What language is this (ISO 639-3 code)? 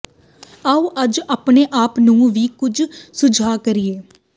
pan